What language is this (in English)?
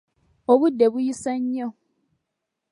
Ganda